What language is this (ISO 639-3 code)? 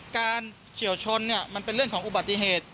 tha